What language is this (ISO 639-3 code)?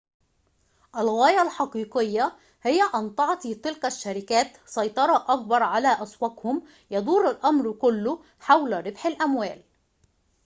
ara